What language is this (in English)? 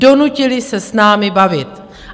Czech